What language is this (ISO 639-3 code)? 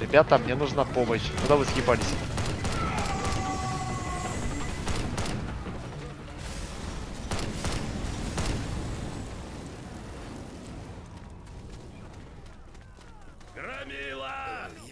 rus